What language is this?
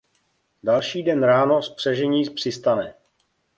Czech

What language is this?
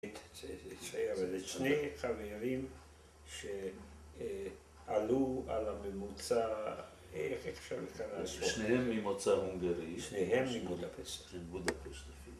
Hebrew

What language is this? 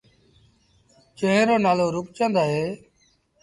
Sindhi Bhil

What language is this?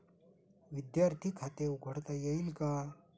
Marathi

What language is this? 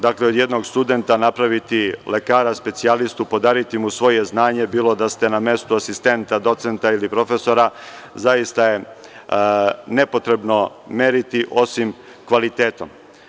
Serbian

